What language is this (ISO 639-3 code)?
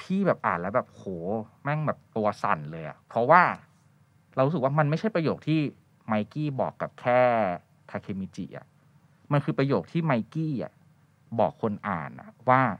tha